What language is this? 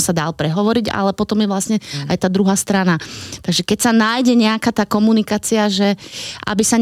Slovak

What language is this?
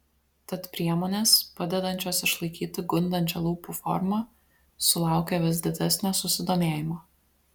Lithuanian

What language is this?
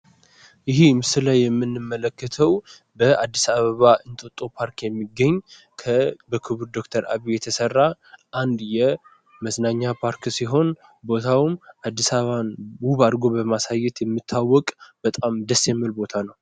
Amharic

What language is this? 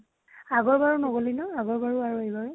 Assamese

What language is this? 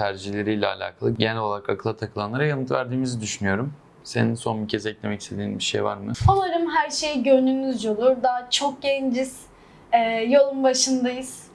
Turkish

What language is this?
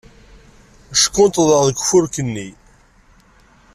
Kabyle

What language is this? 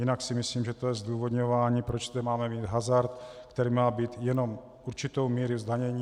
Czech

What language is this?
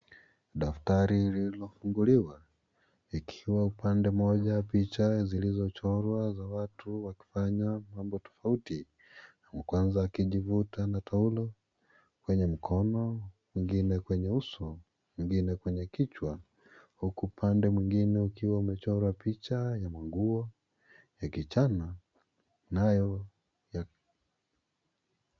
Swahili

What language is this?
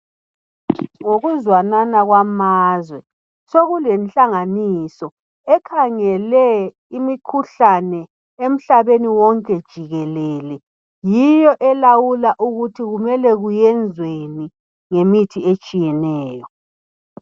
North Ndebele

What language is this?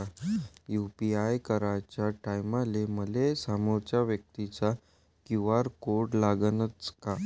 Marathi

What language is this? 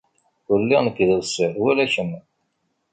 Kabyle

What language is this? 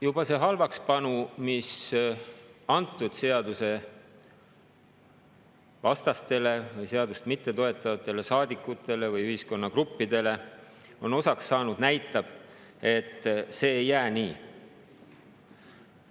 Estonian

